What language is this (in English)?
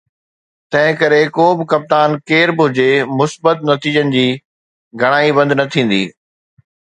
Sindhi